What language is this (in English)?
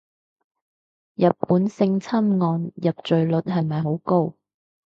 Cantonese